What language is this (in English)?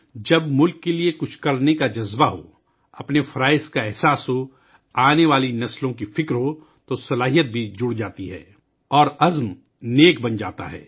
Urdu